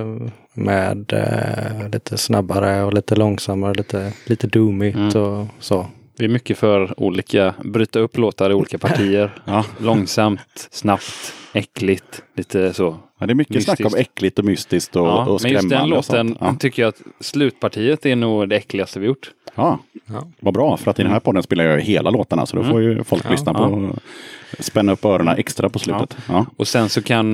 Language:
Swedish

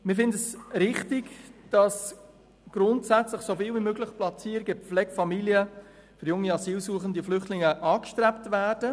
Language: Swiss German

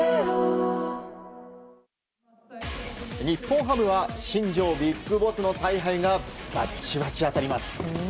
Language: Japanese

